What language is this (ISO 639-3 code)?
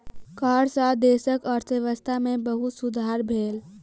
mai